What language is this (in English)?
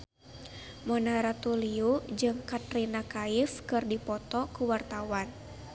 Sundanese